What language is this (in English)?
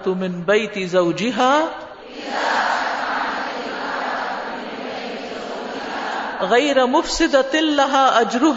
Urdu